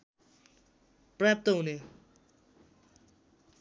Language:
Nepali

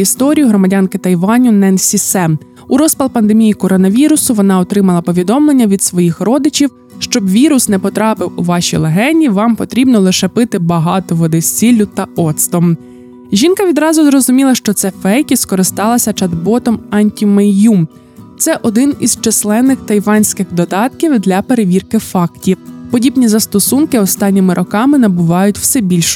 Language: Ukrainian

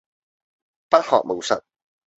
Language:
Cantonese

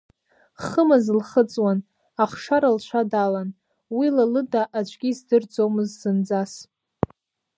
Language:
Abkhazian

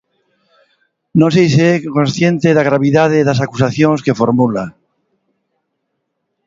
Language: Galician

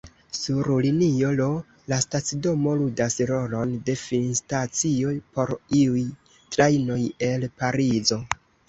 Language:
Esperanto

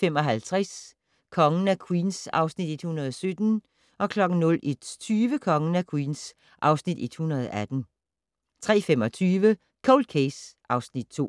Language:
Danish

